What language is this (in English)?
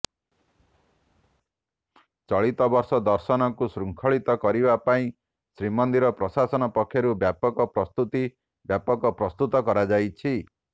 Odia